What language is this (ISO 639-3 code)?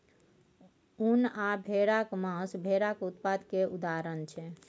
mai